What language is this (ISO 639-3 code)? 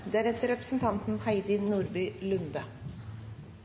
nob